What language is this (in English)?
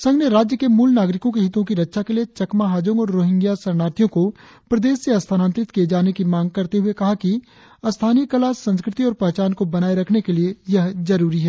Hindi